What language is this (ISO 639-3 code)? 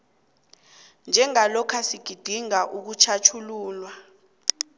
nbl